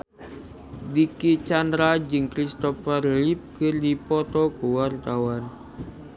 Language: Sundanese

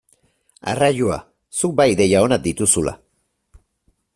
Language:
Basque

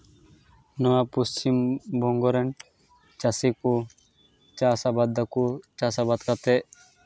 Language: Santali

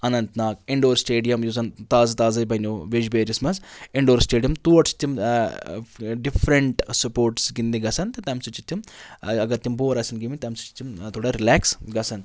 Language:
Kashmiri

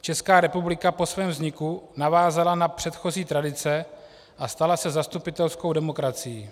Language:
Czech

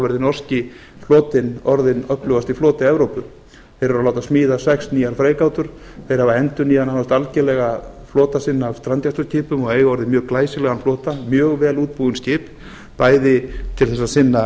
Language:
Icelandic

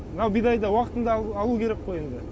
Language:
Kazakh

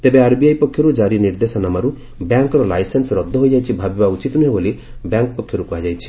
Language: Odia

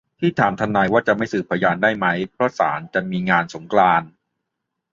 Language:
Thai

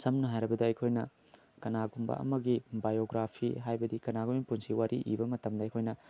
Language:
Manipuri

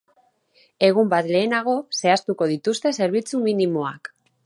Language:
Basque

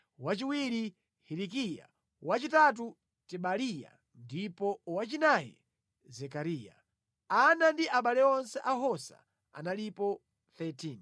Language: Nyanja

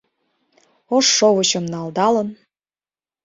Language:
Mari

